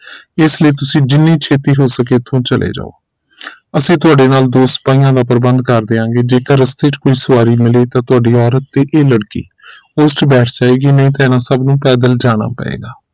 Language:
Punjabi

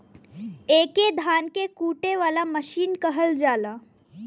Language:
Bhojpuri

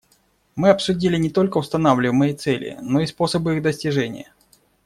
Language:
Russian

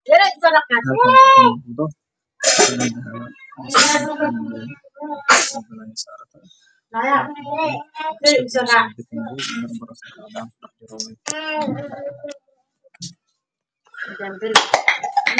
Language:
Somali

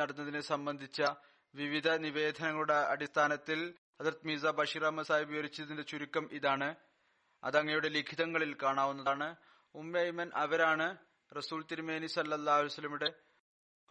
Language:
Malayalam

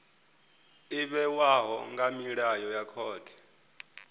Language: Venda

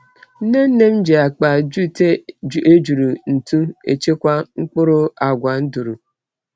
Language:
Igbo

